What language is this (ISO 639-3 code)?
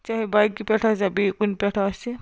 kas